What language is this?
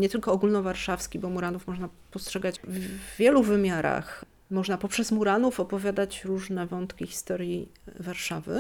Polish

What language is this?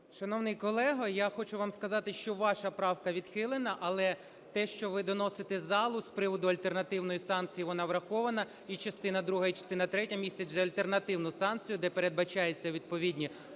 Ukrainian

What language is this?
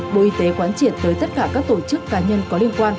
Vietnamese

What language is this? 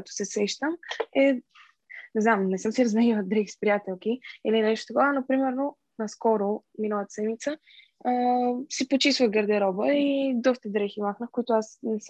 Bulgarian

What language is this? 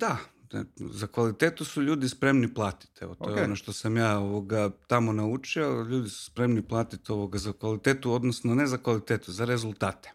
Croatian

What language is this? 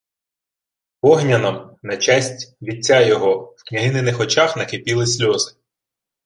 Ukrainian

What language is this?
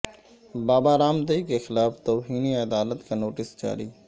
Urdu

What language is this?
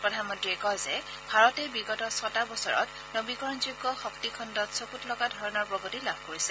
Assamese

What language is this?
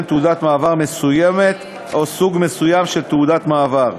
Hebrew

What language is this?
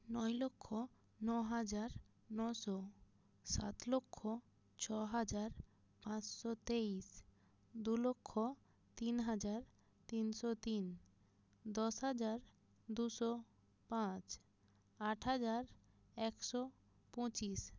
Bangla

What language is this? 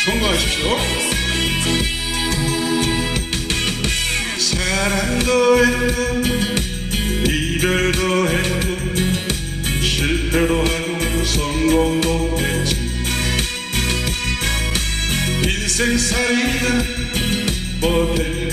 Korean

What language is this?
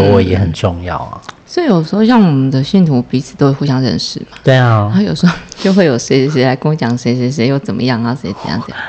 Chinese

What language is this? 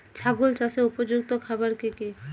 Bangla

